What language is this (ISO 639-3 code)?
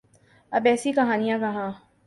urd